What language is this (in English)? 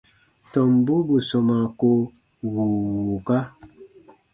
Baatonum